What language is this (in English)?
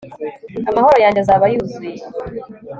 Kinyarwanda